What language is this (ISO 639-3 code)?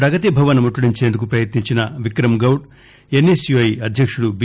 tel